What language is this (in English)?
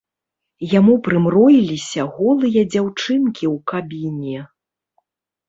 Belarusian